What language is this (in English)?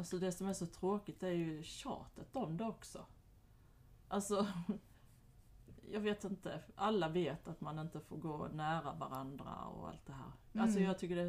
Swedish